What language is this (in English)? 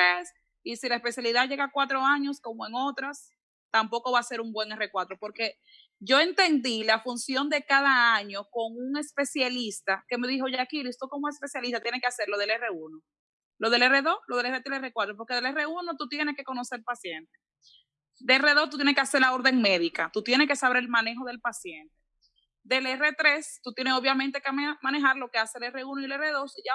Spanish